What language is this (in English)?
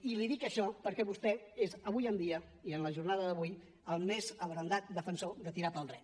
Catalan